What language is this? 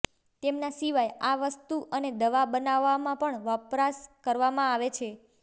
Gujarati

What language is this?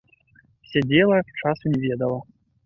Belarusian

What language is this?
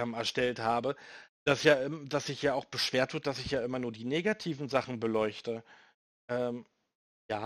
German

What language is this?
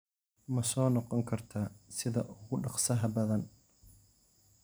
Somali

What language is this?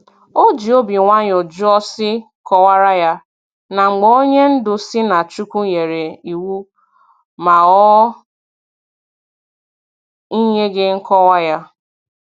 Igbo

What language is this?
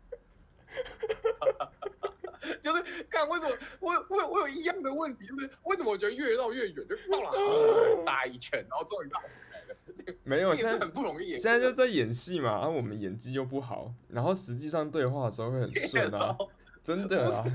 Chinese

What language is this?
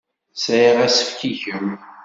Kabyle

